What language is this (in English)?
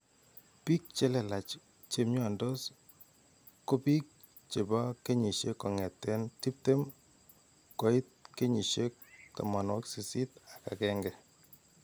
Kalenjin